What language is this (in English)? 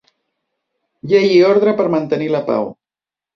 Catalan